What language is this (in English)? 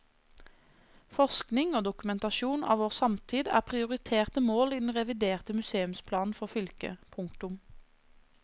Norwegian